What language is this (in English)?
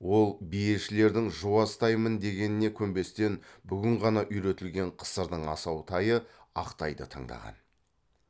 Kazakh